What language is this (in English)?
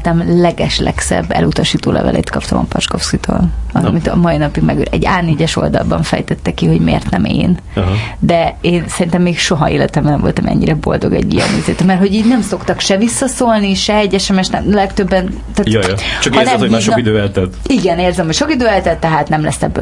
Hungarian